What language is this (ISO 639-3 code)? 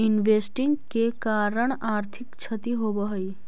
mag